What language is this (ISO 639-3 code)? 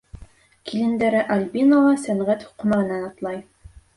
bak